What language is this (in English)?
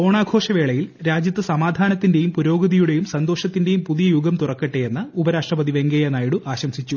Malayalam